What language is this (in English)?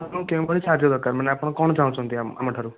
Odia